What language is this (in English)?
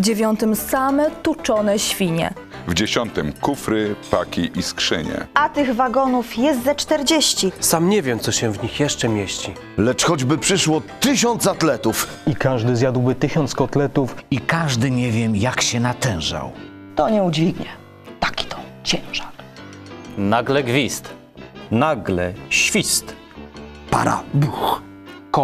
Polish